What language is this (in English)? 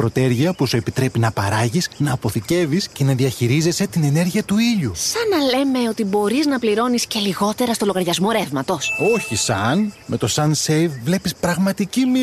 Greek